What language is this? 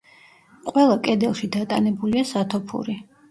Georgian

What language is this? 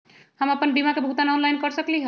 Magahi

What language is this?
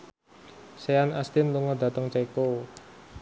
Javanese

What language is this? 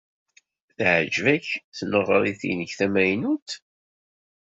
Kabyle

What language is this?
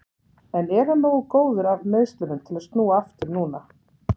Icelandic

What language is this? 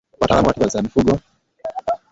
Swahili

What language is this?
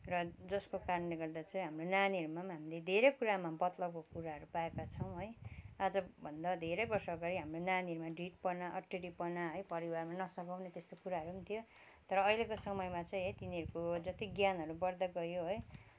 Nepali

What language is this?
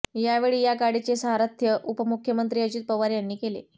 Marathi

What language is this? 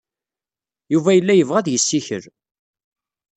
Kabyle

